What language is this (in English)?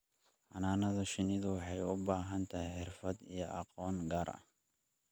Somali